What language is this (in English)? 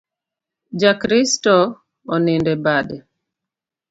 Luo (Kenya and Tanzania)